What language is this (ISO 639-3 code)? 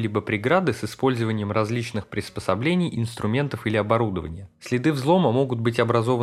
rus